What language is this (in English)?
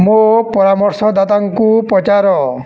Odia